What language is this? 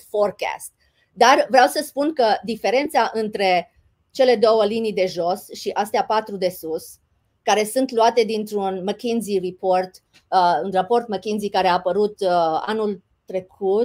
Romanian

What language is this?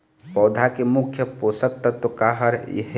Chhattisgarhi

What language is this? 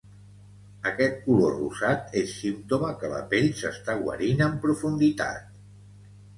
Catalan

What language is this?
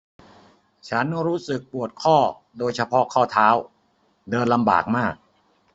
Thai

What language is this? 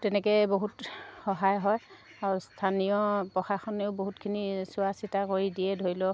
Assamese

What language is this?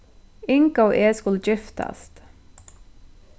Faroese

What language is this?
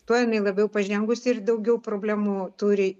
Lithuanian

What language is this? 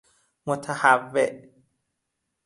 Persian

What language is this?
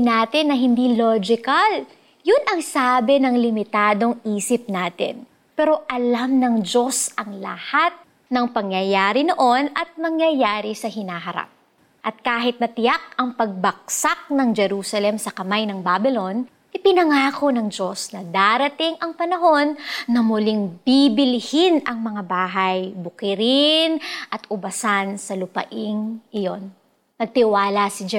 Filipino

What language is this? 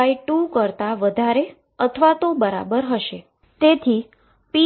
Gujarati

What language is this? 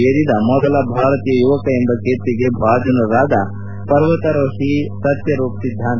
Kannada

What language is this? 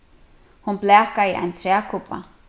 Faroese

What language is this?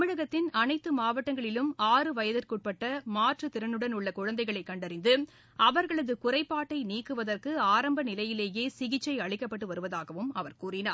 Tamil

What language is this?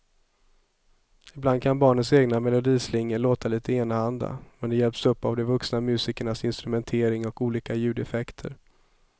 Swedish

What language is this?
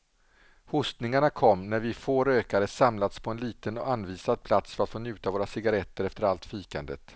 Swedish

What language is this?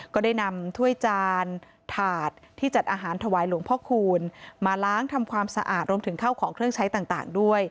Thai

